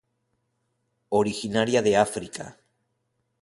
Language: Spanish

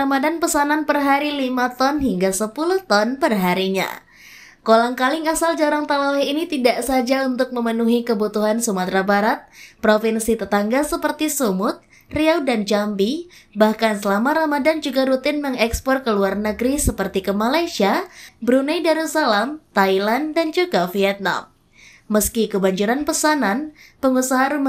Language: Indonesian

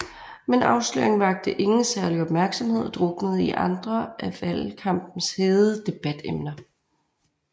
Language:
Danish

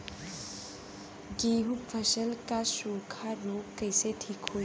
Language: Bhojpuri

